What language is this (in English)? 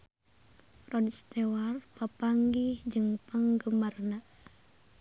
Sundanese